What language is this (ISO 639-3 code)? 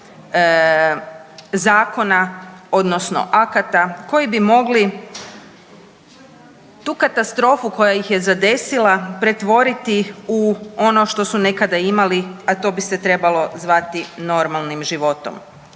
hrv